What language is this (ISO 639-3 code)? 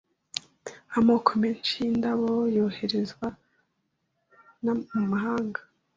kin